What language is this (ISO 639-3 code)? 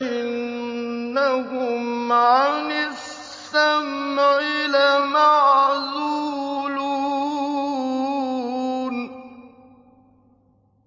ara